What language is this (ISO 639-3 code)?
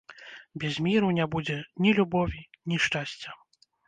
bel